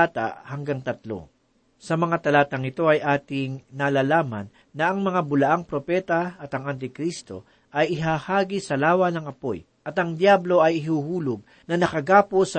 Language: Filipino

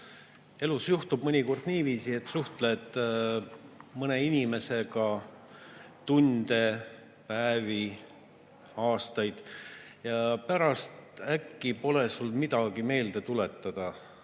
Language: Estonian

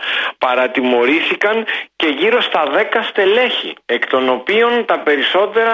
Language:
Greek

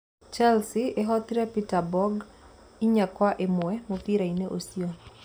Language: Kikuyu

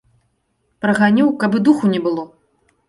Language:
Belarusian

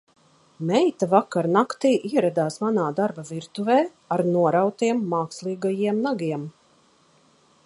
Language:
Latvian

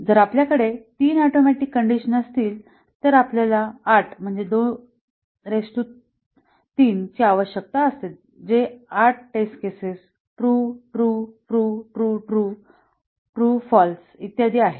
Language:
Marathi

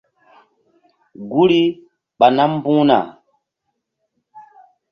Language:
Mbum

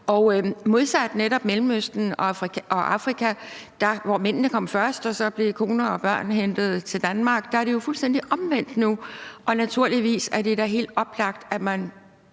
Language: Danish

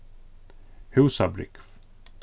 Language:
Faroese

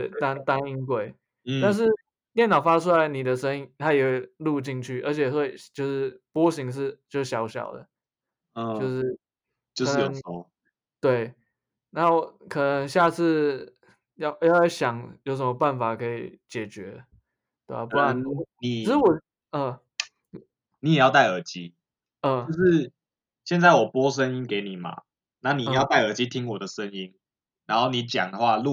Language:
Chinese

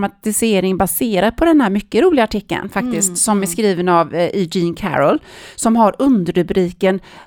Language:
Swedish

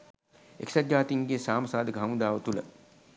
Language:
Sinhala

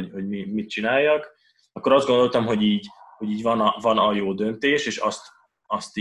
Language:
Hungarian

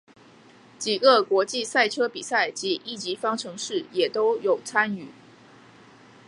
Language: Chinese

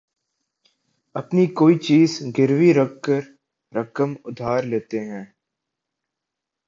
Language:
Urdu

